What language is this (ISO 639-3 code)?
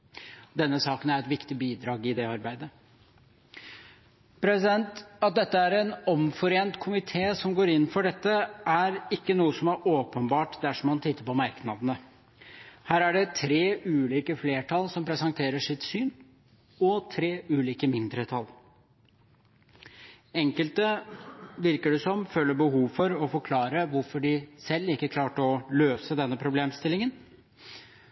nob